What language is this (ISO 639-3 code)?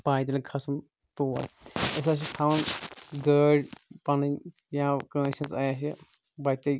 kas